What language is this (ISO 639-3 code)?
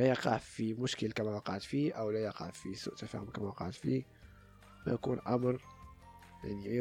ara